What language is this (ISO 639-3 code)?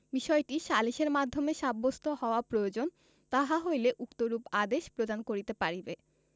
ben